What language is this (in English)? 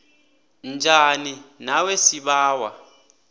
South Ndebele